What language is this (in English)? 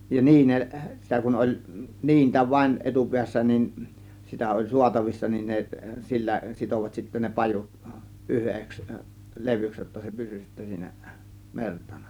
Finnish